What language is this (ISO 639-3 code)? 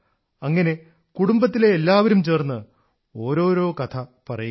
mal